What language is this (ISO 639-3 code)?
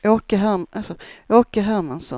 swe